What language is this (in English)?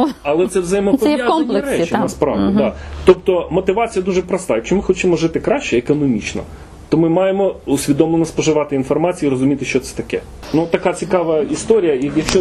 Ukrainian